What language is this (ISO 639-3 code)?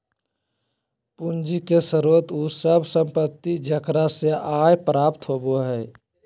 mag